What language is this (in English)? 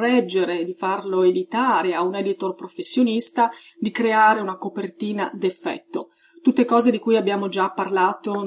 Italian